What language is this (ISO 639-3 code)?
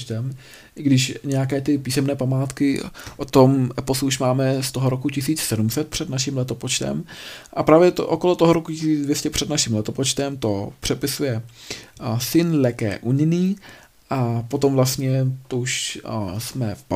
ces